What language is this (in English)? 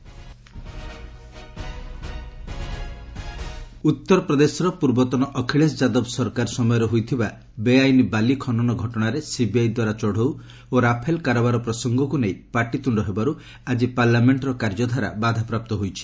Odia